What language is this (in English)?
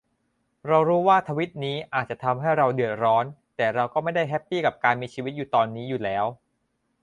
Thai